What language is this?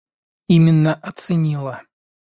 Russian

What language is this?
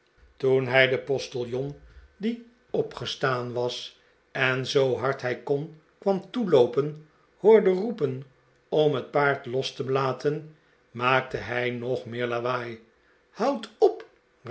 Dutch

